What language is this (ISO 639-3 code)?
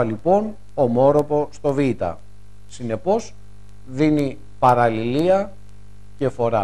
ell